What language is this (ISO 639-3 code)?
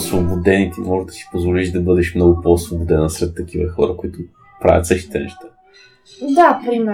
bul